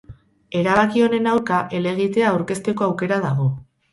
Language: Basque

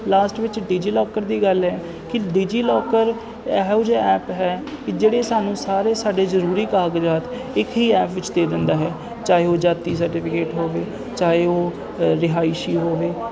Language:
Punjabi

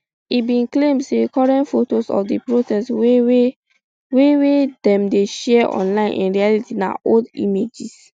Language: Nigerian Pidgin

